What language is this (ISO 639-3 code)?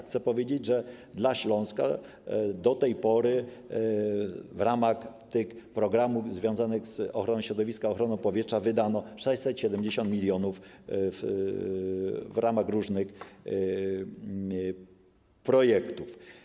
pol